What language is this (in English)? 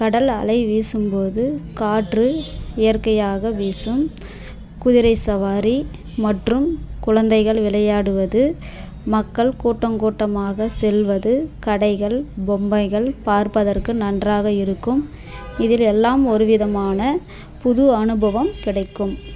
Tamil